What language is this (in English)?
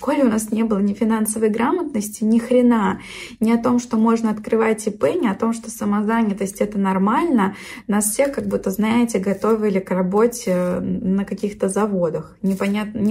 Russian